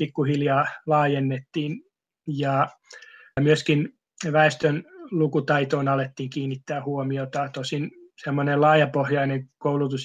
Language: Finnish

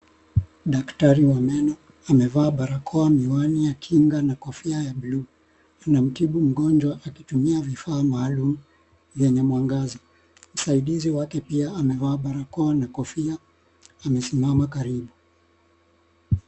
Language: Swahili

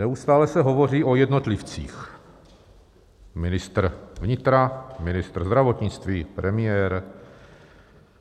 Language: Czech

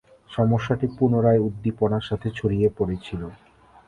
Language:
Bangla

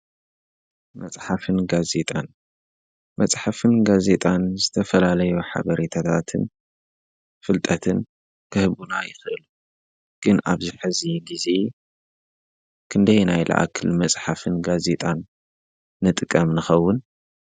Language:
Tigrinya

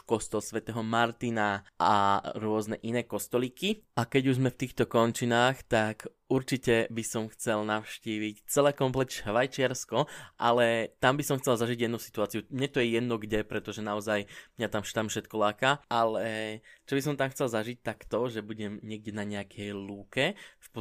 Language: Slovak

